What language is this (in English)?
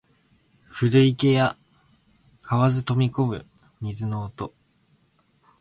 Japanese